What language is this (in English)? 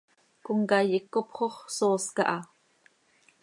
Seri